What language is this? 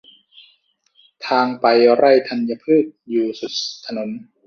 Thai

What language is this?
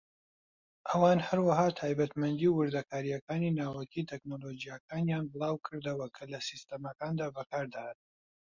Central Kurdish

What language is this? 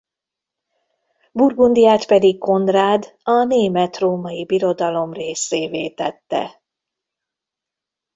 Hungarian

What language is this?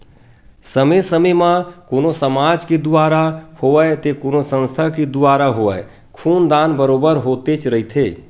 Chhattisgarhi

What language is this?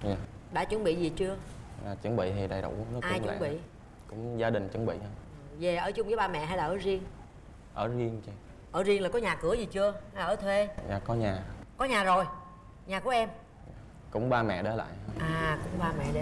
Vietnamese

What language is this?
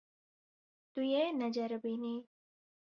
Kurdish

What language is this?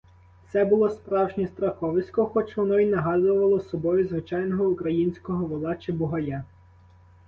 Ukrainian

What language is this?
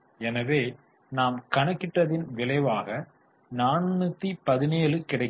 Tamil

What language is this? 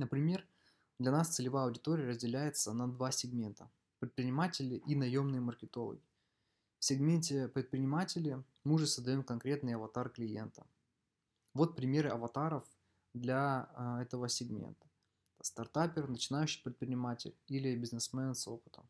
Russian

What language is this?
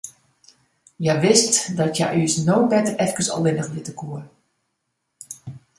Western Frisian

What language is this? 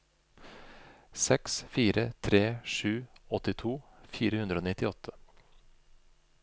Norwegian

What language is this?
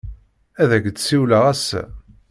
Kabyle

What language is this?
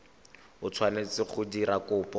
Tswana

